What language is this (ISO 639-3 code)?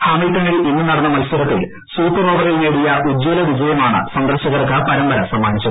mal